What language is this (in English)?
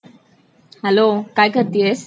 Marathi